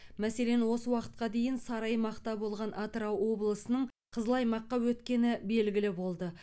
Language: Kazakh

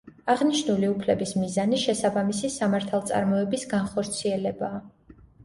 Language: Georgian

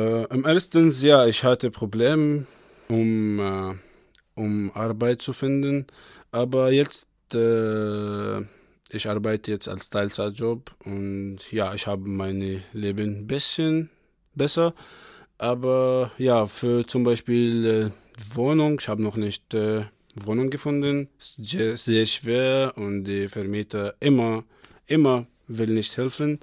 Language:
German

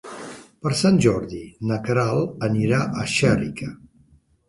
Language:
Catalan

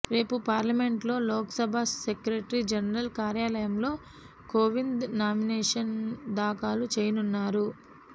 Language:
Telugu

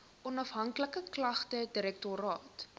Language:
Afrikaans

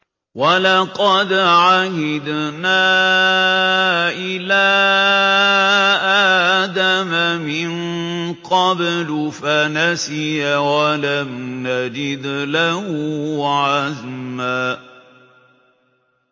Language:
Arabic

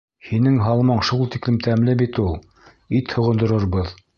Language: Bashkir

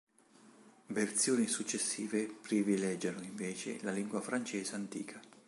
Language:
Italian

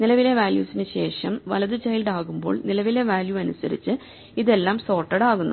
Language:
Malayalam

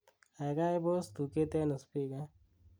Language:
Kalenjin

